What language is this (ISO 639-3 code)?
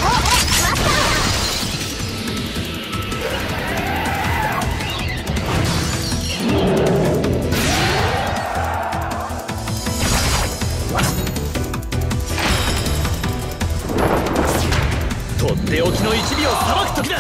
jpn